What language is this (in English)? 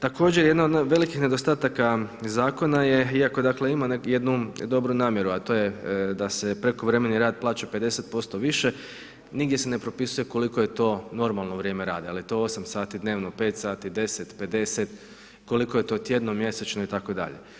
Croatian